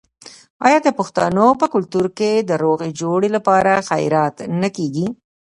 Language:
Pashto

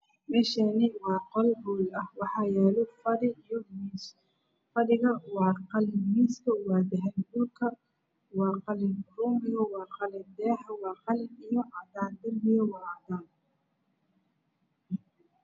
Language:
Somali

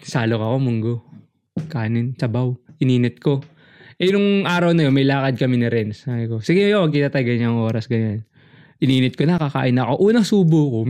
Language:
Filipino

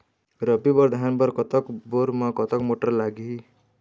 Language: Chhattisgarhi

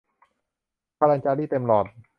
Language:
Thai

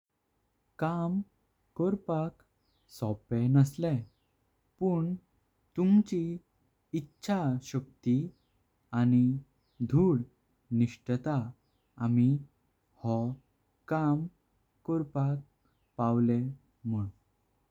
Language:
Konkani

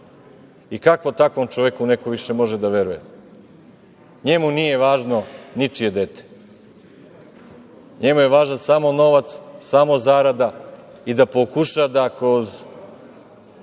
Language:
Serbian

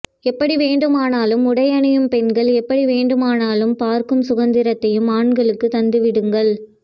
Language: Tamil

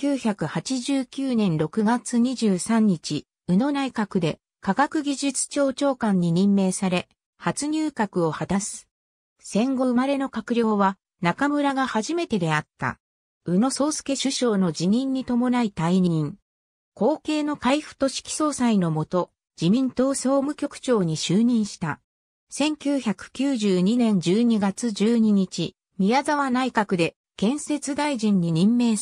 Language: Japanese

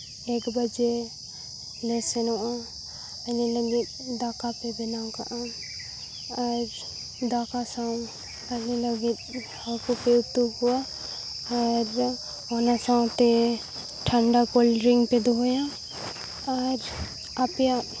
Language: Santali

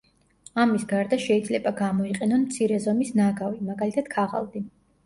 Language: Georgian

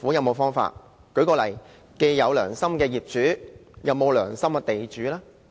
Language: Cantonese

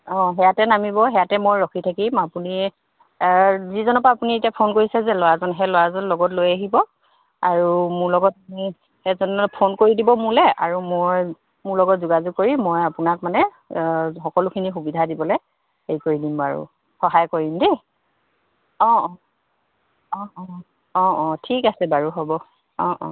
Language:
Assamese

